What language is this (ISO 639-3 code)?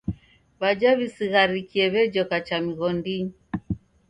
dav